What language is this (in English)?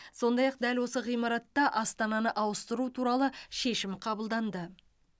Kazakh